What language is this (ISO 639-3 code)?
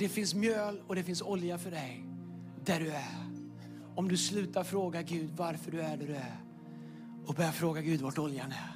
swe